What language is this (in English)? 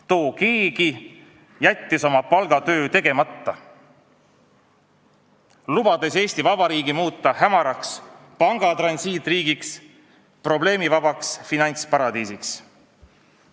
Estonian